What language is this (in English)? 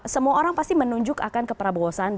Indonesian